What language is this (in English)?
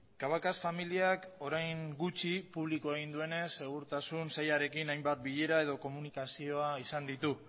Basque